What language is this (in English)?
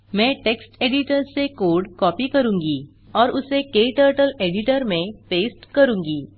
Hindi